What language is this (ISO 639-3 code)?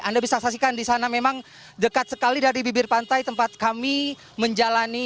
ind